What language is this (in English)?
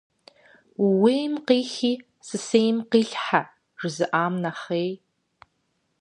Kabardian